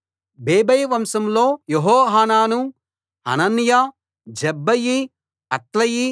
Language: Telugu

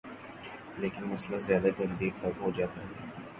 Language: Urdu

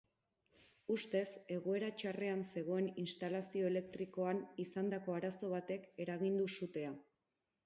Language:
Basque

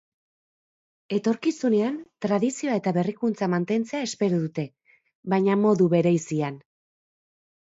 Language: Basque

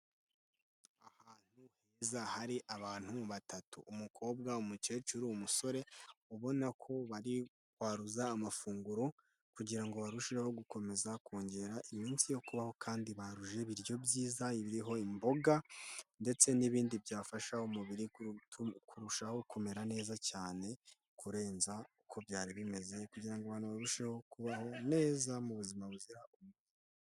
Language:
Kinyarwanda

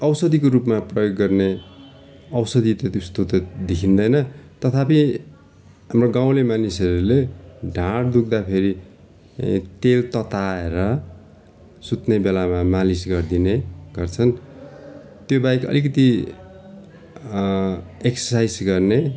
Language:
Nepali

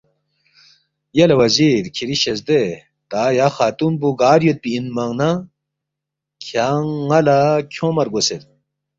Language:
Balti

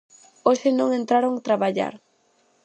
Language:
Galician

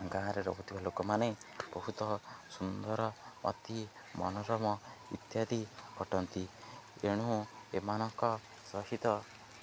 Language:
Odia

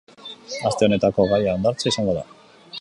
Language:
Basque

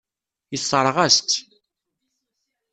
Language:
Kabyle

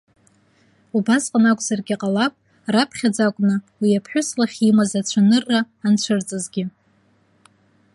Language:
Abkhazian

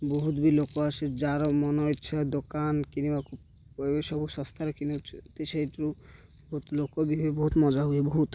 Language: Odia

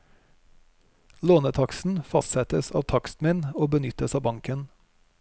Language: Norwegian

